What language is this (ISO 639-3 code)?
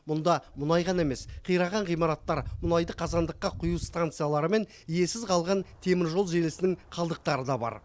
kaz